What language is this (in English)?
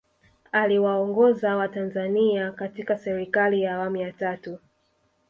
Swahili